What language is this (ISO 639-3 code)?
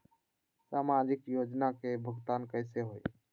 mag